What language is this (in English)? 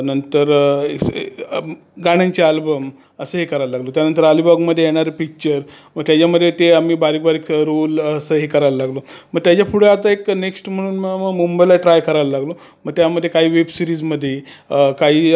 Marathi